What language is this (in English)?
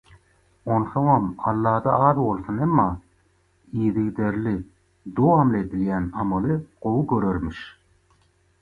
Turkmen